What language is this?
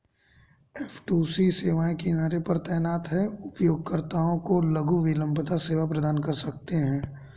Hindi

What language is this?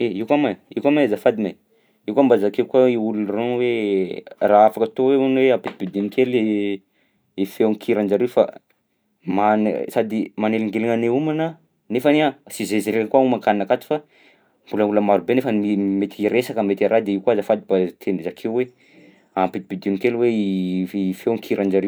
Southern Betsimisaraka Malagasy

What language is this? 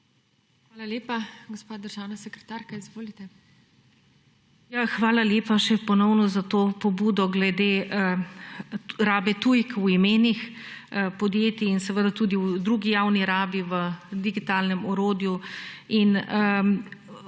Slovenian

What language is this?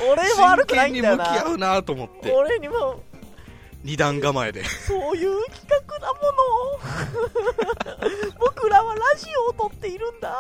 Japanese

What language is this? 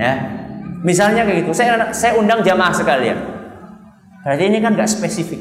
Indonesian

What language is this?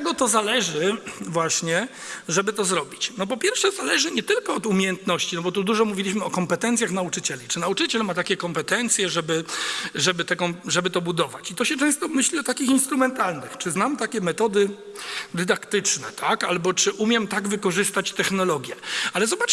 Polish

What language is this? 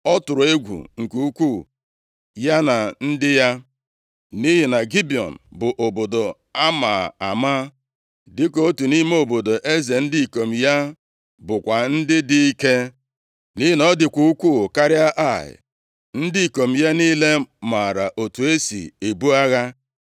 Igbo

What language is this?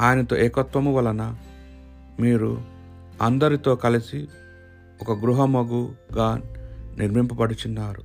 Telugu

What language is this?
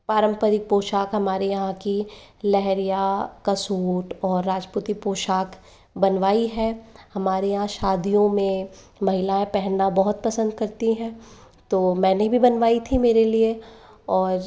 Hindi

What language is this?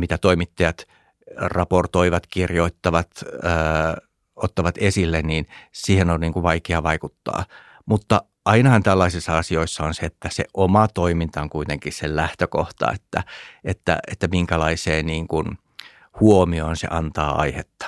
Finnish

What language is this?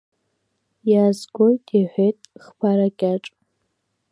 Abkhazian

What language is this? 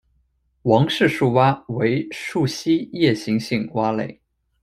Chinese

